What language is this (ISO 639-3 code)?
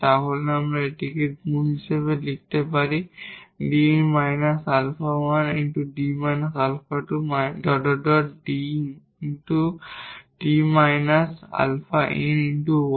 ben